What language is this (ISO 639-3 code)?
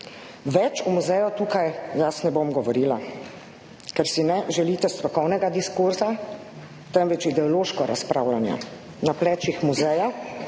slv